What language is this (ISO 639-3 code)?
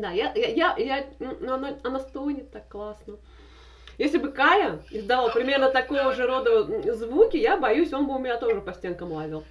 rus